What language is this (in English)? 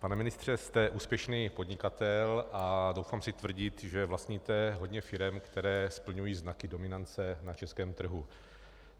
Czech